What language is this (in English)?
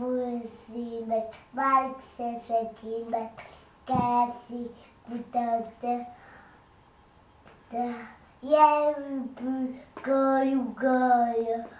Hungarian